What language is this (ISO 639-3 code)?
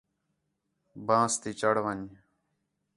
xhe